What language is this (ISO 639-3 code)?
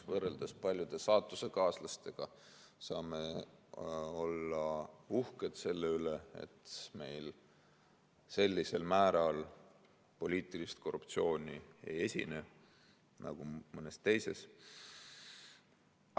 est